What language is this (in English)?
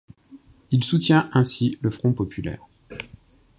French